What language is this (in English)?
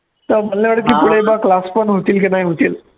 Marathi